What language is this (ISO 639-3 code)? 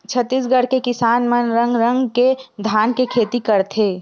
hne